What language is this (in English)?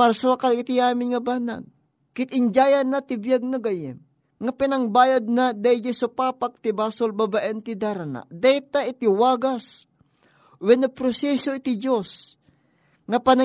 Filipino